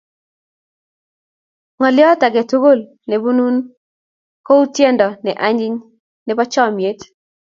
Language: Kalenjin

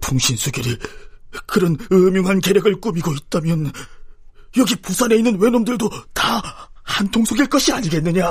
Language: Korean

